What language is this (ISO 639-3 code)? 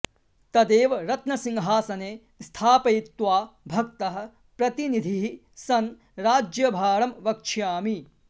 san